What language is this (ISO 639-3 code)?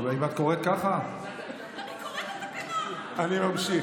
heb